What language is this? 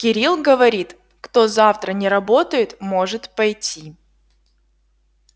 Russian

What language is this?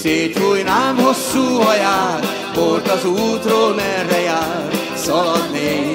Hungarian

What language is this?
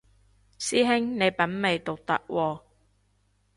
Cantonese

